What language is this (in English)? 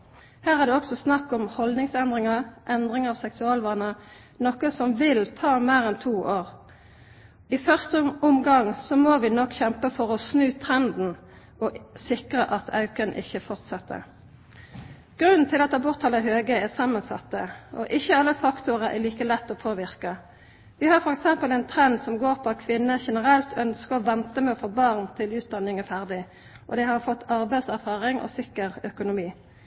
Norwegian Nynorsk